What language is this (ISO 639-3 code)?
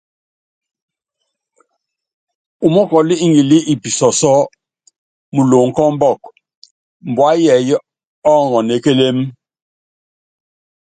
yav